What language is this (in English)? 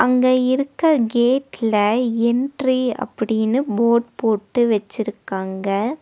Tamil